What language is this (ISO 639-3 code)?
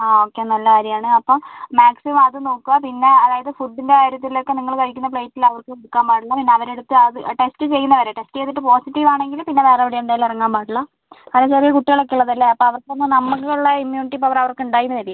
mal